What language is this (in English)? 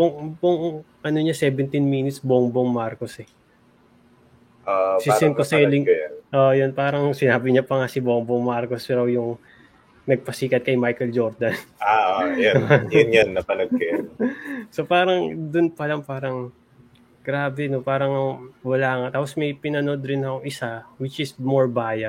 Filipino